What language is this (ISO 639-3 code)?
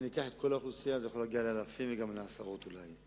heb